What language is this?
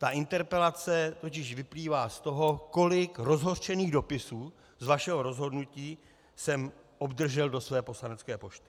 Czech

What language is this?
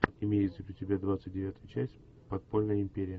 Russian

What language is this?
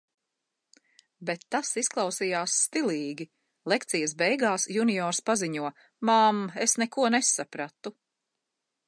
Latvian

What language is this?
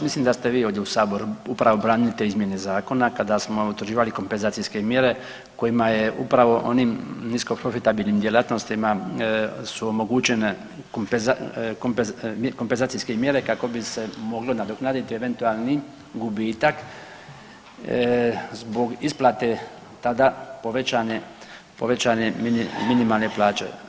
Croatian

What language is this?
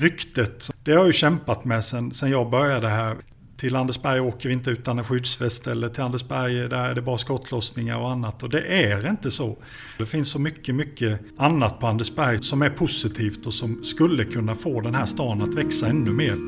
Swedish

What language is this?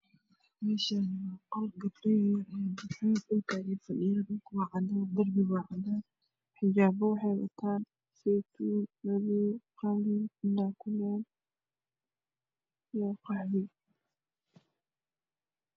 Somali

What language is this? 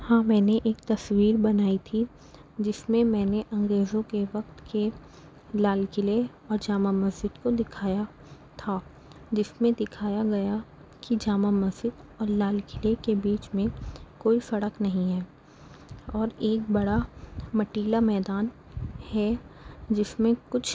Urdu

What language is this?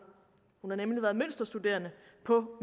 Danish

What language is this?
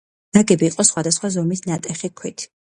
Georgian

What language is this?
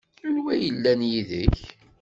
Kabyle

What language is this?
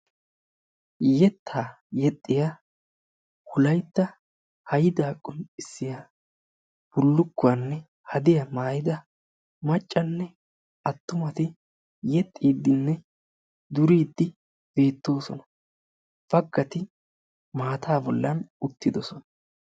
Wolaytta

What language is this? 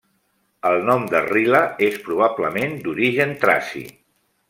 Catalan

